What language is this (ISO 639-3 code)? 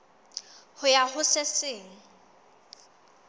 sot